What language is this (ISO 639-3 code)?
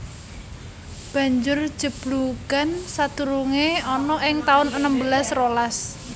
jav